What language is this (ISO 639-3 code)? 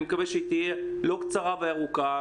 heb